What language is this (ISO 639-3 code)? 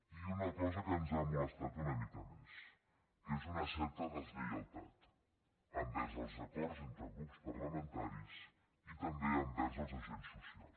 cat